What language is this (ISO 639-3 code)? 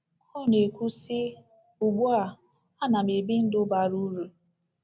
ibo